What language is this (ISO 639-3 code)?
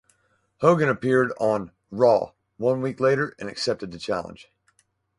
eng